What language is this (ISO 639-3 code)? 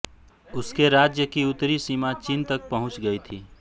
hin